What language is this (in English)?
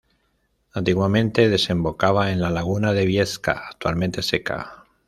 Spanish